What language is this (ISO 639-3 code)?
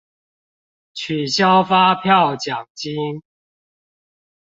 zho